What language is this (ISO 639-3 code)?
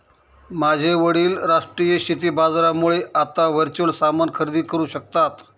mar